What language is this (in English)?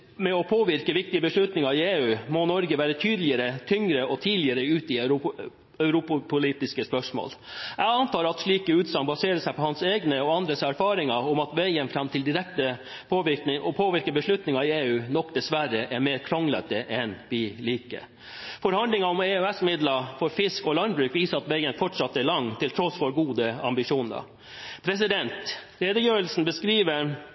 Norwegian Bokmål